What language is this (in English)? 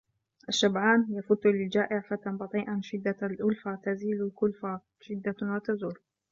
Arabic